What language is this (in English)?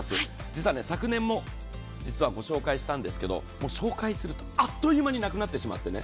Japanese